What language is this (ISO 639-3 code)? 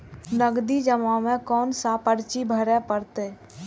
mai